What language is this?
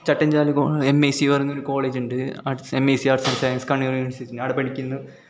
Malayalam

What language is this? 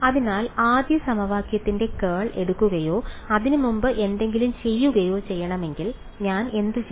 Malayalam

